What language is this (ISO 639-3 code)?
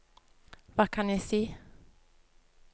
nor